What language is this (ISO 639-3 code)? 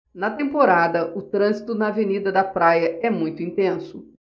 por